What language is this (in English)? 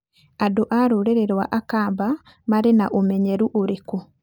Kikuyu